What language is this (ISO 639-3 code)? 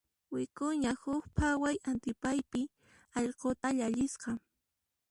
qxp